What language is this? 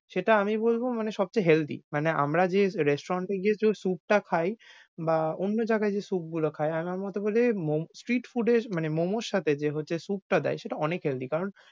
Bangla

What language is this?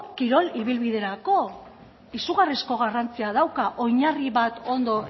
Basque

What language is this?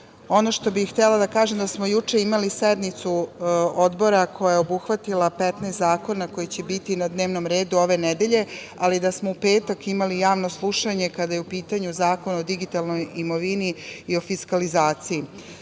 Serbian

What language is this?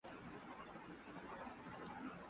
Urdu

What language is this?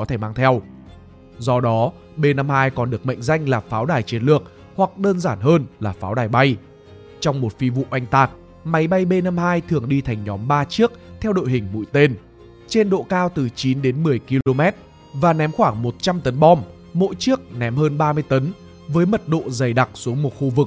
Vietnamese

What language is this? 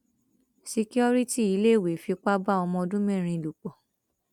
Yoruba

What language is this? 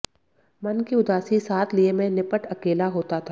Hindi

